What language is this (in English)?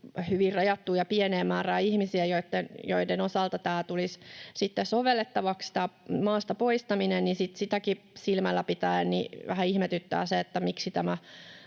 Finnish